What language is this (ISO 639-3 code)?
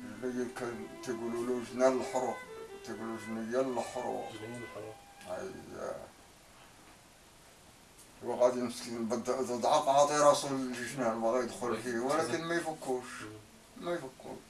ara